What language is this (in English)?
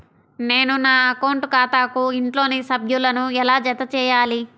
Telugu